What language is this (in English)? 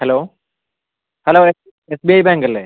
Malayalam